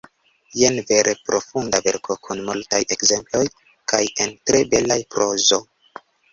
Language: Esperanto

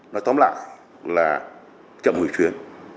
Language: Vietnamese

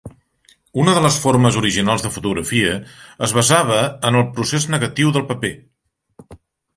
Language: Catalan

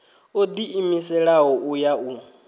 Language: Venda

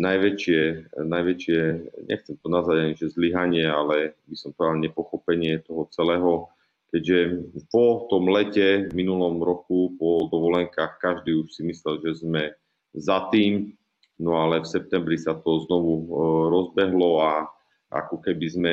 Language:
Slovak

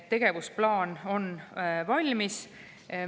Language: Estonian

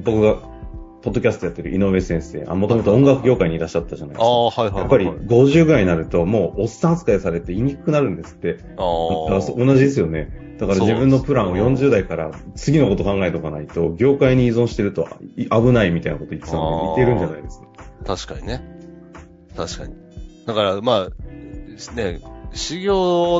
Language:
Japanese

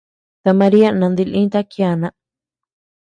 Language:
Tepeuxila Cuicatec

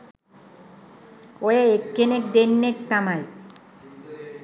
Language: Sinhala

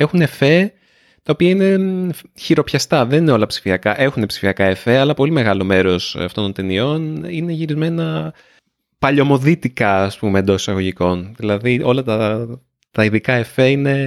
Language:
Greek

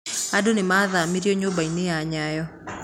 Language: Kikuyu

